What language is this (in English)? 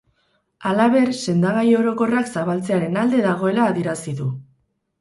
Basque